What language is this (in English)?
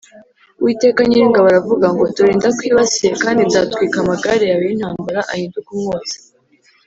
Kinyarwanda